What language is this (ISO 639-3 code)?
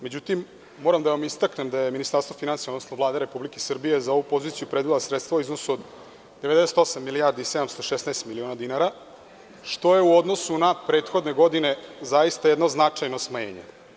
srp